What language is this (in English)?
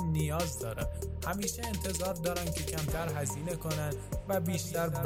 Persian